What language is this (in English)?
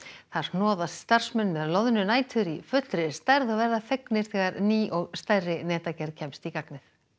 Icelandic